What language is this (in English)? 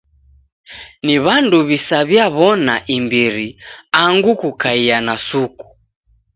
Taita